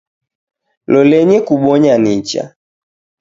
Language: Taita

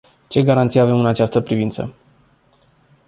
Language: Romanian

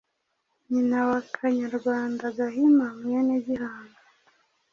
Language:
Kinyarwanda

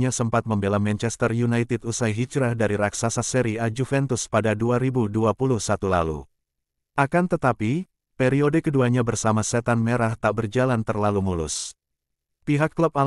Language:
Indonesian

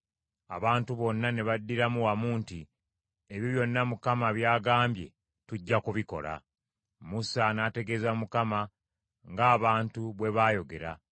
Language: Ganda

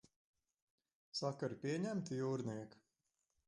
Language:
Latvian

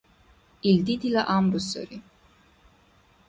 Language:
Dargwa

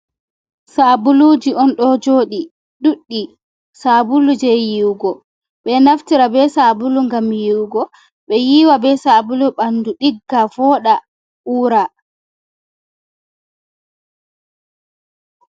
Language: Fula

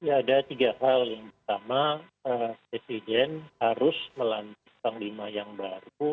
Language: Indonesian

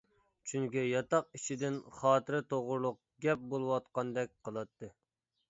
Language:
Uyghur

